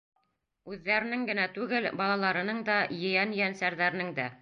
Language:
Bashkir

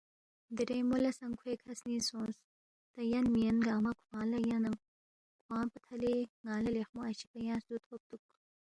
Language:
Balti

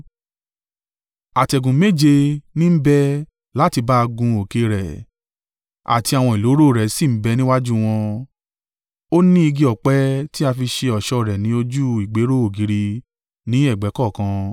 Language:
Yoruba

